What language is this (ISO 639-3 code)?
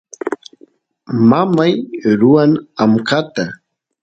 qus